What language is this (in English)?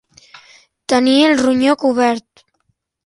Catalan